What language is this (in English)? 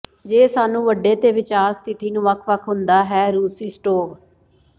Punjabi